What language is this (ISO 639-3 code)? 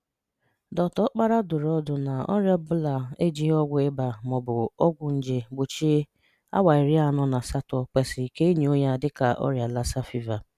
ibo